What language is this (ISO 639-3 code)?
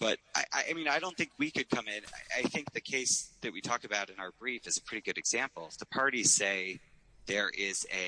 eng